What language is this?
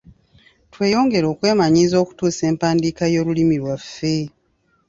Ganda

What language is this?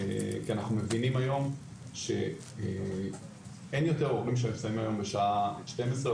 Hebrew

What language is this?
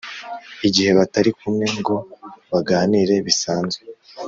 Kinyarwanda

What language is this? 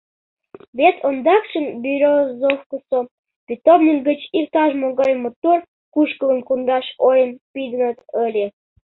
Mari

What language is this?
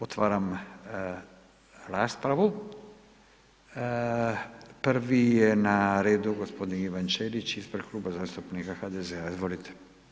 Croatian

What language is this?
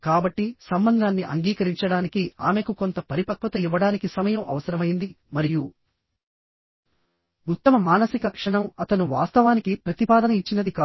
Telugu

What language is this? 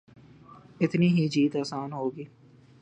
Urdu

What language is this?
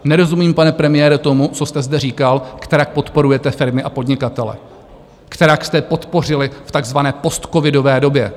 Czech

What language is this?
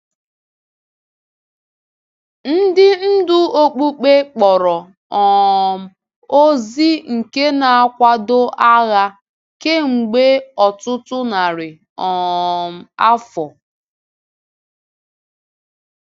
Igbo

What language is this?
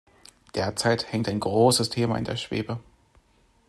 German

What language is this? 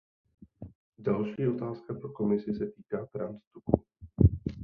Czech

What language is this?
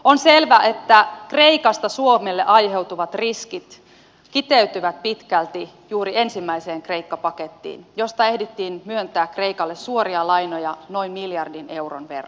Finnish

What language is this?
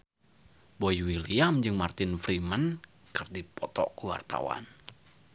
Sundanese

